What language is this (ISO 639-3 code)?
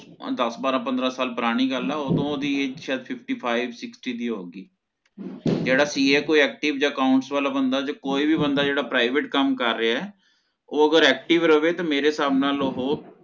pan